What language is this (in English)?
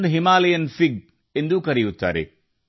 Kannada